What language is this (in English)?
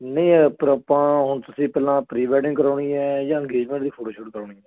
Punjabi